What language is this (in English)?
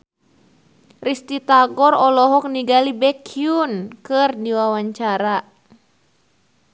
Sundanese